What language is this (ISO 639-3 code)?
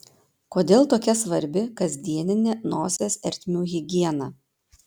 lit